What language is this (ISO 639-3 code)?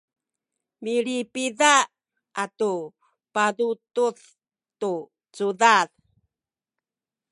szy